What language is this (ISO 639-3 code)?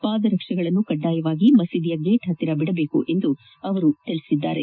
kan